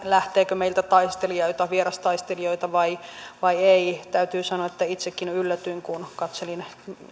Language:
Finnish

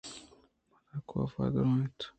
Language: Eastern Balochi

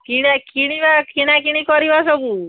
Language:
Odia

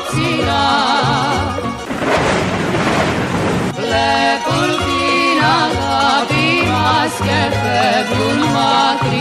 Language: Greek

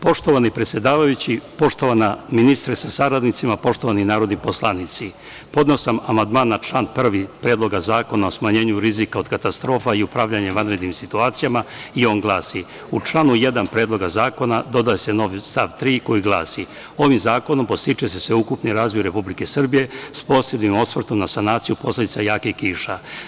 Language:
Serbian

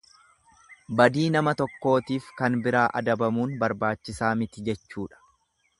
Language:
Oromo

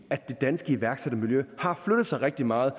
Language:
Danish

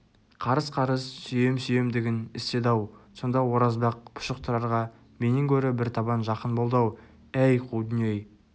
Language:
Kazakh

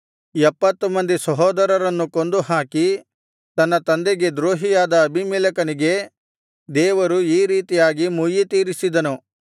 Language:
Kannada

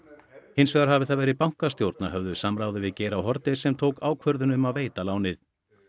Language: Icelandic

